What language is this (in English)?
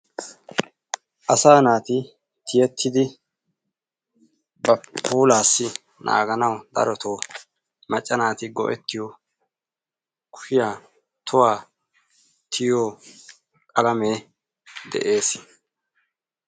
Wolaytta